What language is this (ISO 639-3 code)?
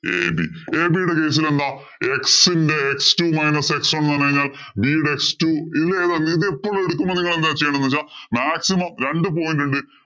mal